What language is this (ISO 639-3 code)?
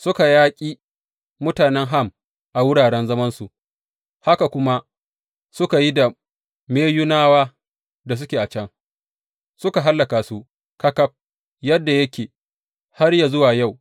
hau